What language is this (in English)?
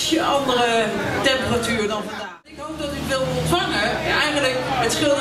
Dutch